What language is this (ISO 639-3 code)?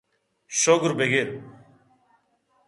bgp